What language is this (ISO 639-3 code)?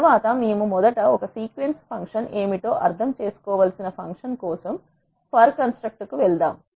tel